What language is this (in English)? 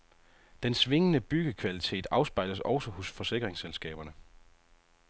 Danish